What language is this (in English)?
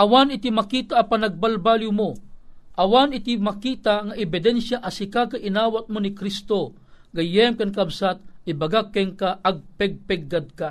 Filipino